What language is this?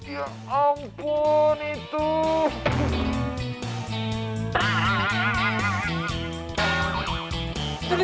Indonesian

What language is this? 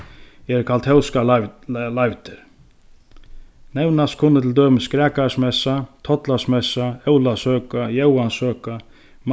Faroese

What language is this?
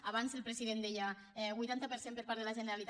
Catalan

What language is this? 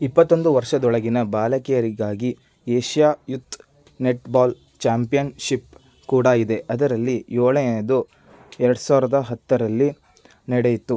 Kannada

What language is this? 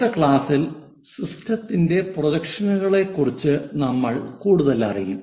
Malayalam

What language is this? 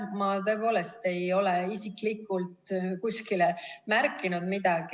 Estonian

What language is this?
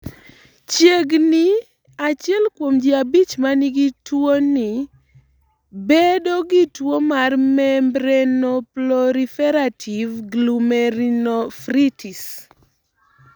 Luo (Kenya and Tanzania)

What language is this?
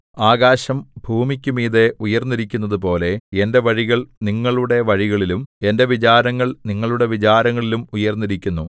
Malayalam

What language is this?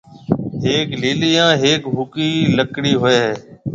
Marwari (Pakistan)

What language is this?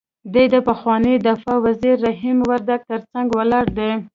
Pashto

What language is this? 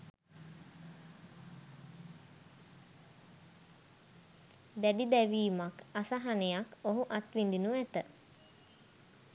Sinhala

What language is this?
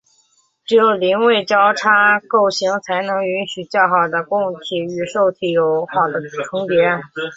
Chinese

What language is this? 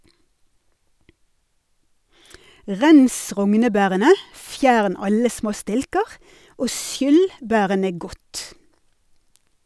Norwegian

